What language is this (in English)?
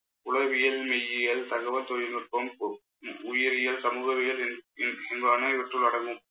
Tamil